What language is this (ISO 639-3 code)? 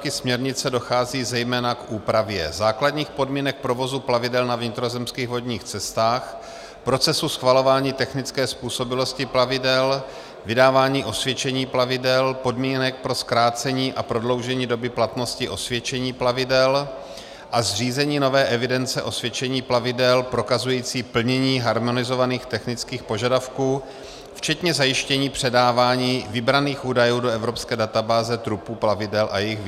ces